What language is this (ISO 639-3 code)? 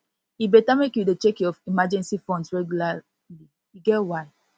pcm